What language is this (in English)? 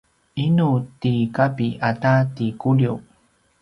Paiwan